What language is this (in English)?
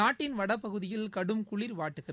Tamil